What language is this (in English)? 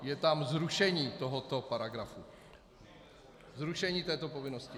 Czech